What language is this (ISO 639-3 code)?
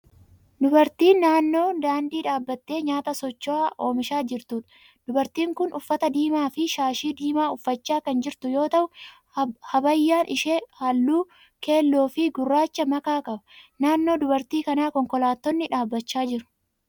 orm